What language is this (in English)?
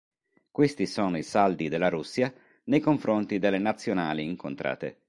Italian